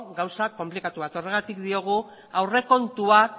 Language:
Basque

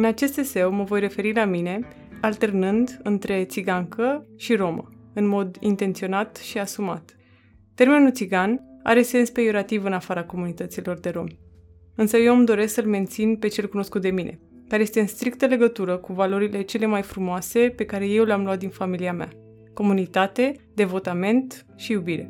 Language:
Romanian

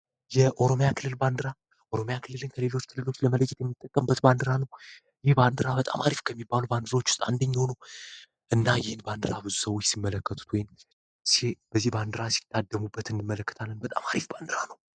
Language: Amharic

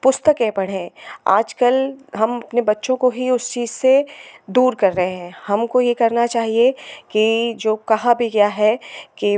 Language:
Hindi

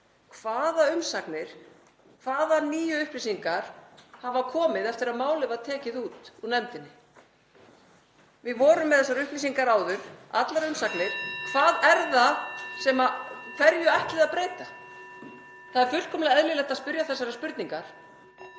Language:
Icelandic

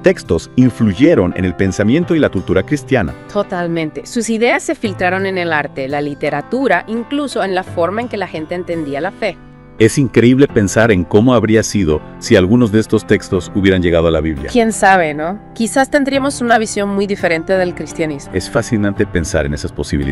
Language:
Spanish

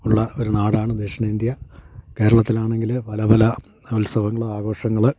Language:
Malayalam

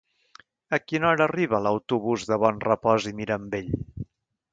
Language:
Catalan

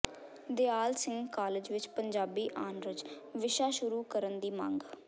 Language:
Punjabi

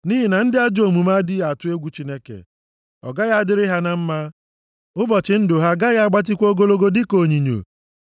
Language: Igbo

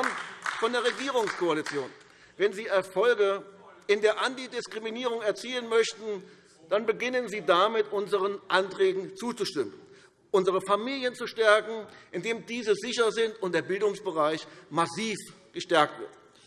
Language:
German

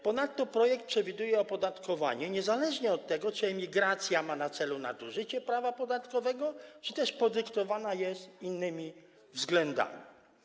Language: Polish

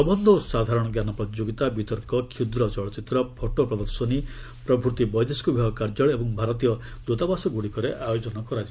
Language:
Odia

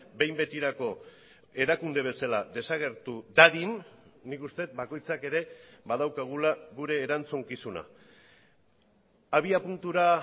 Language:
Basque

